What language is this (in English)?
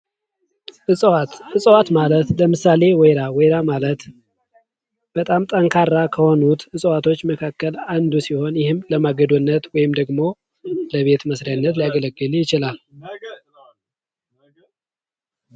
Amharic